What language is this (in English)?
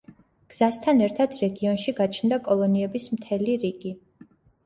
Georgian